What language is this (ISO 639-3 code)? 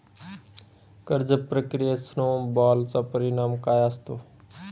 mar